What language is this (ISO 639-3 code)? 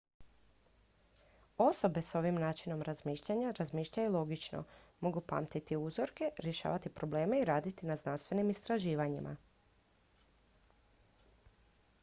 hrv